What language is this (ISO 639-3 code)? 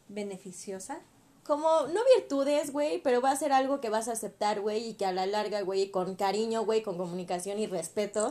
spa